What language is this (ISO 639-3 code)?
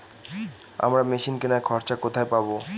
ben